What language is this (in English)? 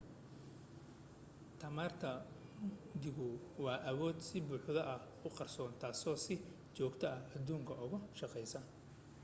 Somali